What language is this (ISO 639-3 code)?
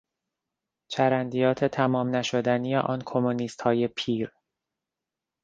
fas